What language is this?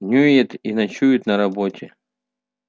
Russian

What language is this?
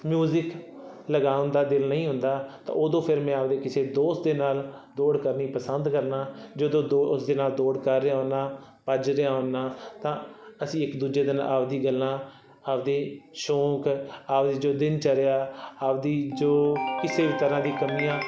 Punjabi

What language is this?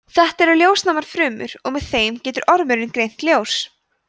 Icelandic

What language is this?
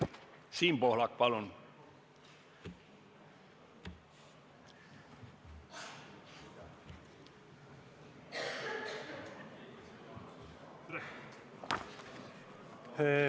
Estonian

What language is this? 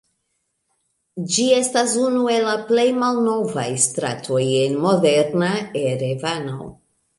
Esperanto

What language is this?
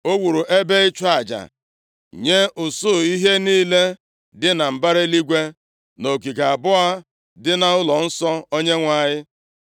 Igbo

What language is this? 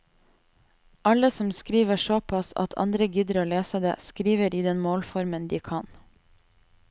Norwegian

